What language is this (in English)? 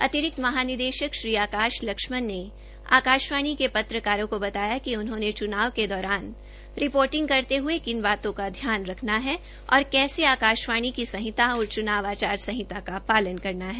Hindi